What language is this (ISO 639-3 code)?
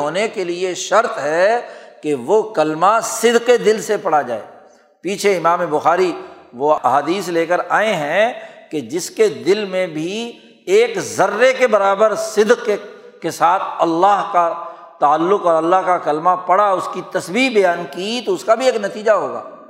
urd